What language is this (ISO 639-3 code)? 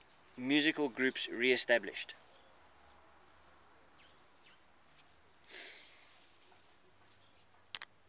eng